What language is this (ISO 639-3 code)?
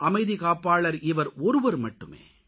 tam